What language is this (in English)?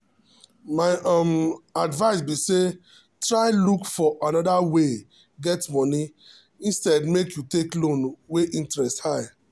Nigerian Pidgin